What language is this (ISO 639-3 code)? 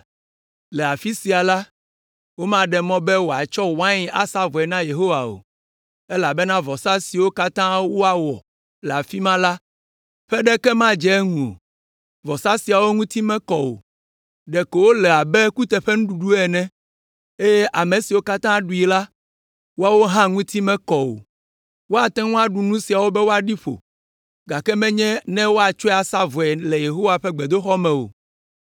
ewe